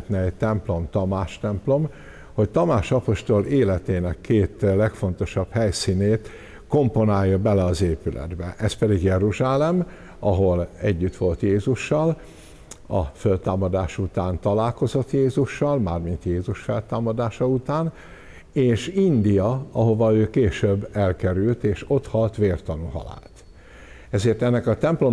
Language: Hungarian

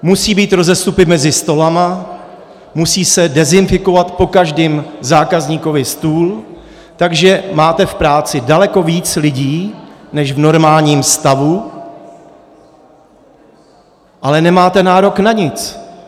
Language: Czech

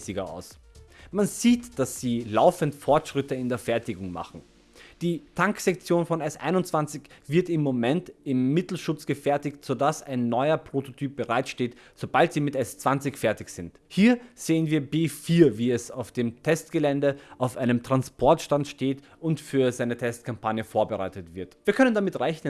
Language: German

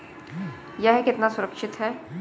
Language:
Hindi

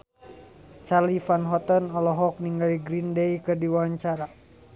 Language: Sundanese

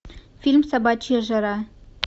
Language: Russian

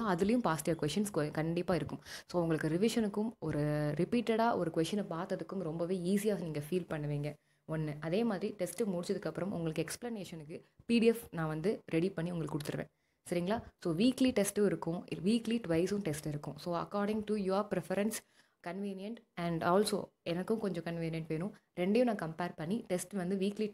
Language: Romanian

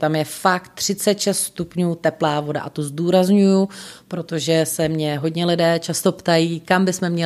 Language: Czech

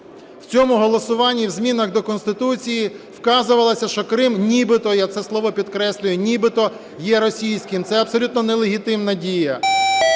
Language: Ukrainian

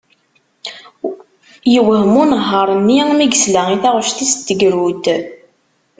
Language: Kabyle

